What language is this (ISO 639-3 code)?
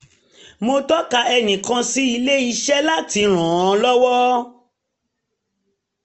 yor